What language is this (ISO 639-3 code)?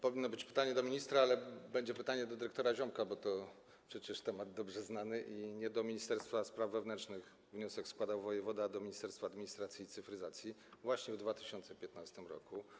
pol